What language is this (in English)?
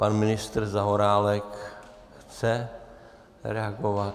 Czech